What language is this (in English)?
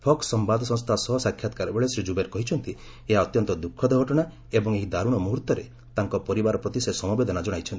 Odia